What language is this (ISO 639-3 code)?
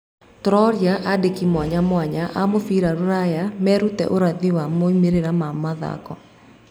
kik